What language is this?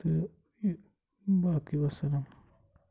Kashmiri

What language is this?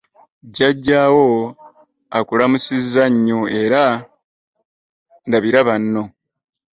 Ganda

